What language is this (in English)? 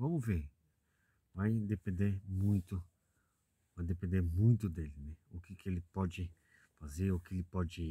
Portuguese